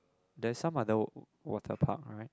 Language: English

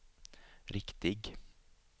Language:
Swedish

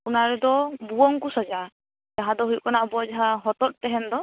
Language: Santali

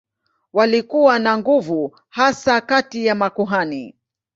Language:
Swahili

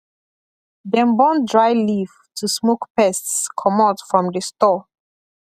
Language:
Nigerian Pidgin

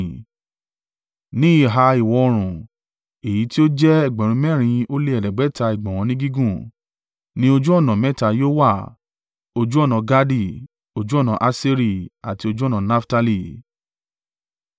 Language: Yoruba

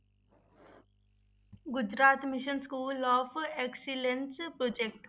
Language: Punjabi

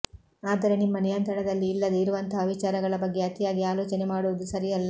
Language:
Kannada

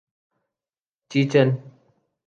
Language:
Urdu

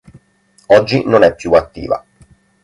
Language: Italian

